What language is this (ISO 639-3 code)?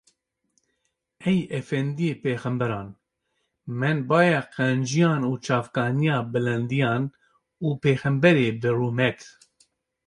kur